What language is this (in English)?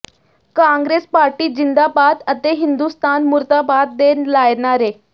Punjabi